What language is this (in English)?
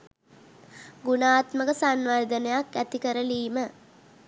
Sinhala